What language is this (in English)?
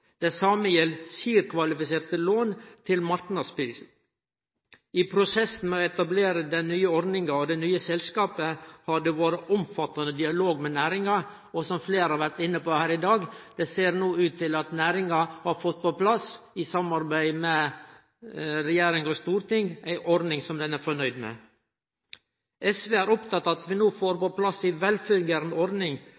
Norwegian Nynorsk